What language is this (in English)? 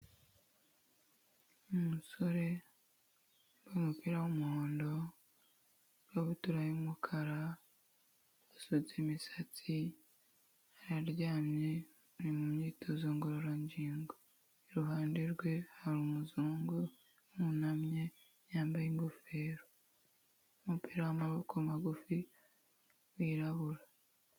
Kinyarwanda